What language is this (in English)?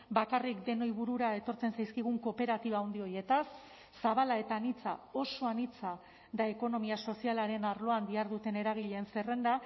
Basque